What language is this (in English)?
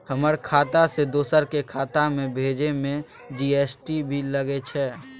Maithili